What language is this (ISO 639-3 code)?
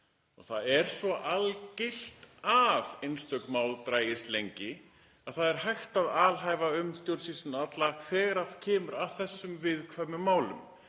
isl